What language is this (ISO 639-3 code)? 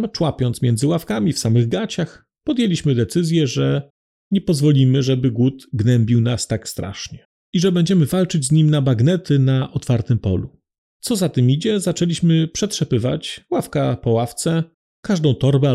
pol